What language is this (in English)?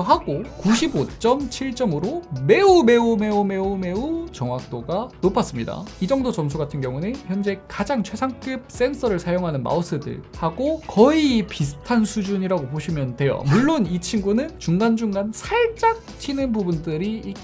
Korean